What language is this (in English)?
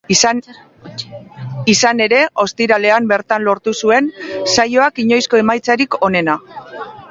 Basque